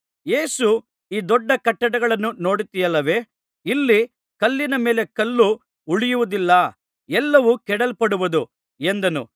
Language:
Kannada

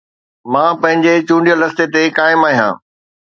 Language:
Sindhi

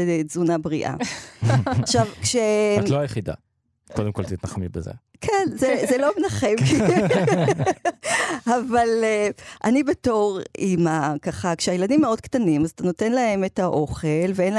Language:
Hebrew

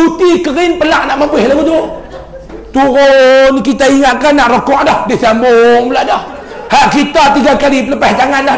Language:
Malay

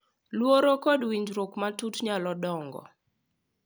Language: Luo (Kenya and Tanzania)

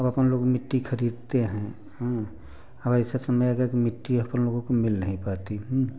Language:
Hindi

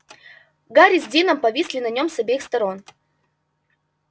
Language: Russian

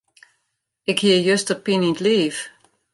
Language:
Western Frisian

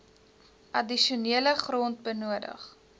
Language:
Afrikaans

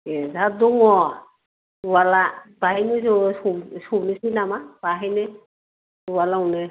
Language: Bodo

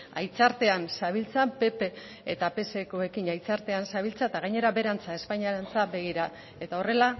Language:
Basque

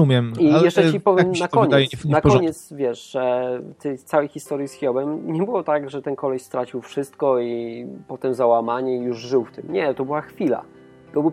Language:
Polish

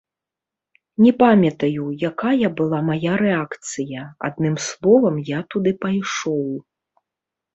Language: Belarusian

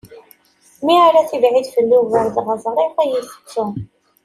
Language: Kabyle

